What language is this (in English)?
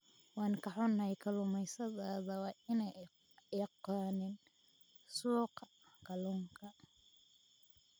Somali